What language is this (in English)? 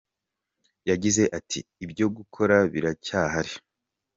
Kinyarwanda